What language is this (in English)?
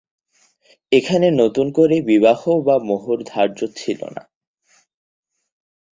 Bangla